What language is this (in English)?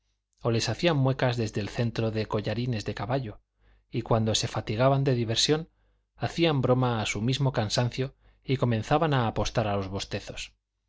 Spanish